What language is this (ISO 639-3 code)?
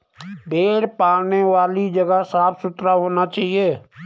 hin